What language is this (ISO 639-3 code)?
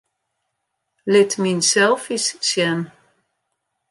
fry